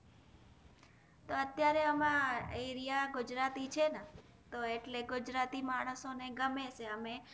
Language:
Gujarati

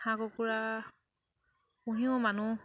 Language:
Assamese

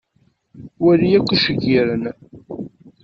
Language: Kabyle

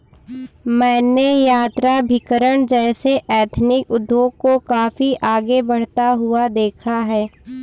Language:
Hindi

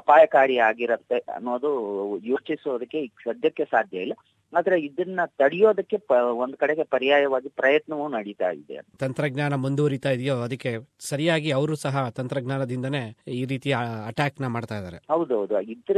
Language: Kannada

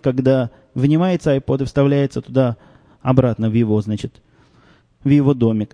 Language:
Russian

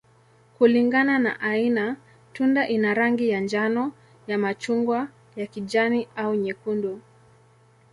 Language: Swahili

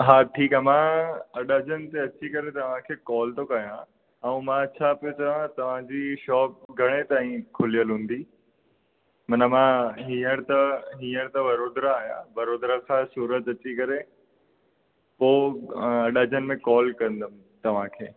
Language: Sindhi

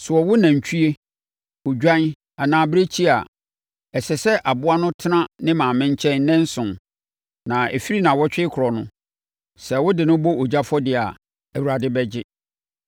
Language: Akan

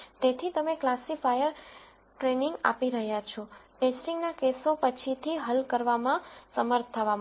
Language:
Gujarati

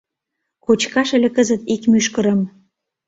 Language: Mari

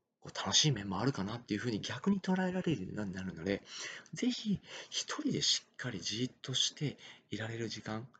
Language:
Japanese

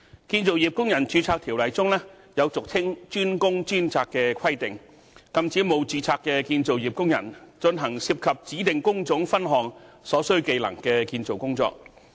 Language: Cantonese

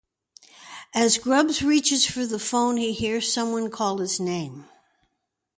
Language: English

